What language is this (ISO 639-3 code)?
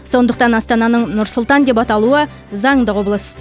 kaz